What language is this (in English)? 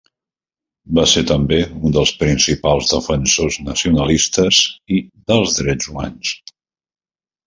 Catalan